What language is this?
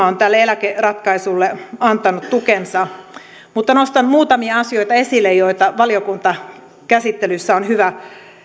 Finnish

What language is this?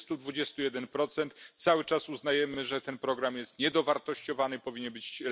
Polish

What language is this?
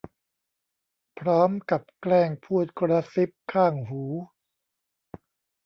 Thai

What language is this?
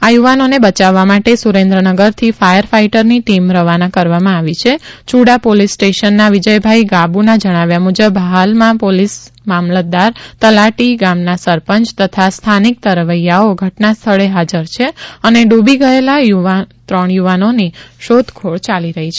Gujarati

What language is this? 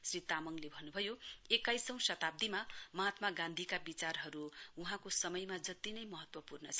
Nepali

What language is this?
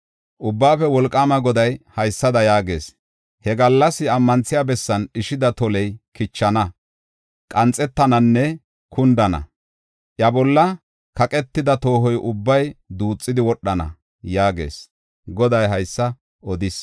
Gofa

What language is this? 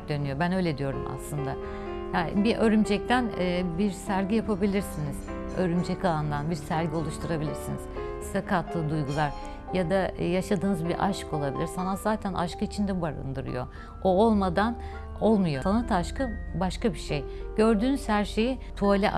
Turkish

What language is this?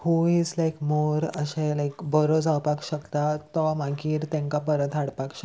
Konkani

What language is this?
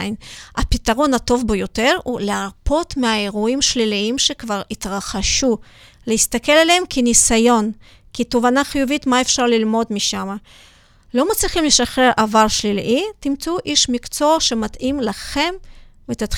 Hebrew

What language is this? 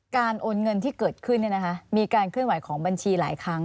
Thai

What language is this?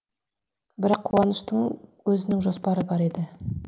Kazakh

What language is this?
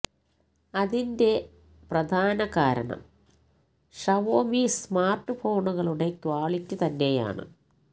Malayalam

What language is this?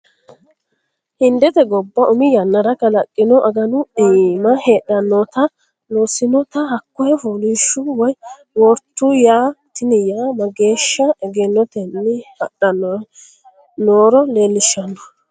Sidamo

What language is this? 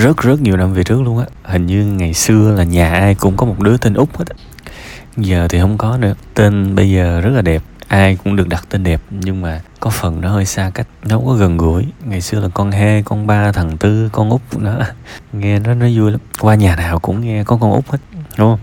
Vietnamese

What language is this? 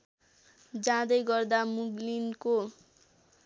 Nepali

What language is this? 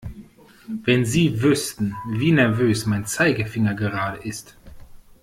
German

